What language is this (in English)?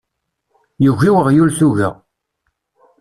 Kabyle